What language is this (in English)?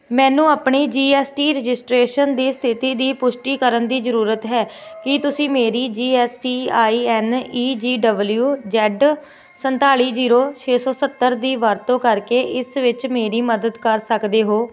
Punjabi